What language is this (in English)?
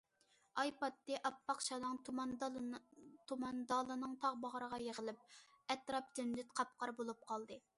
Uyghur